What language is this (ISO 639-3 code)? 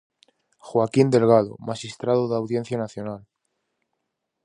glg